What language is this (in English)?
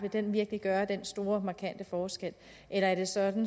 Danish